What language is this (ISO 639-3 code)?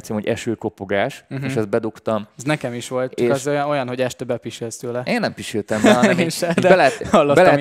hun